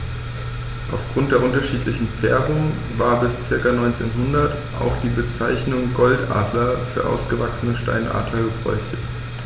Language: German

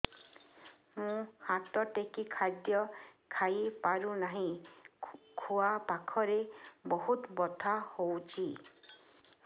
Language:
Odia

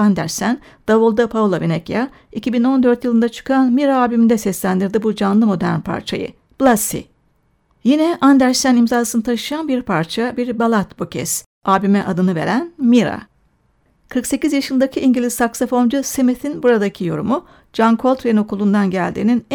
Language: Turkish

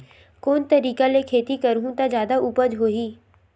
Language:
Chhattisgarhi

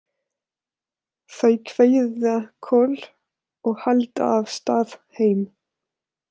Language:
Icelandic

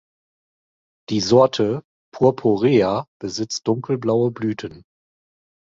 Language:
German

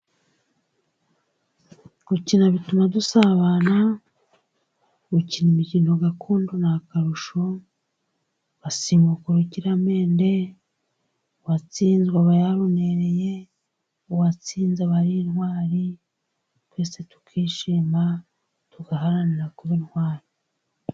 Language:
Kinyarwanda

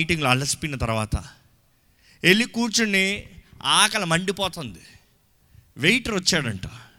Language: Telugu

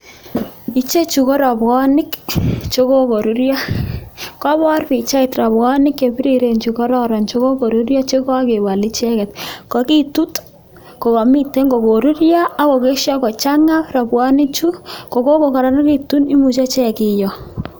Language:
Kalenjin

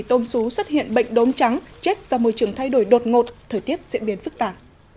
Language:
Vietnamese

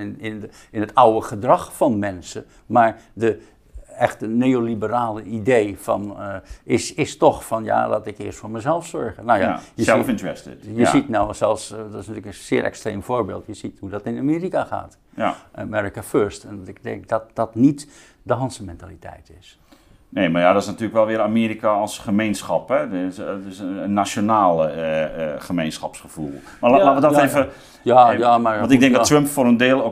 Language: Dutch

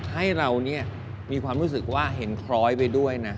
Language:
Thai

